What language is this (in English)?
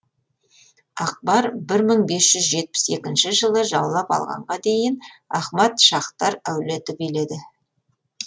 Kazakh